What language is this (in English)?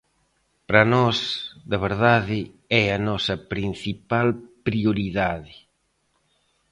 Galician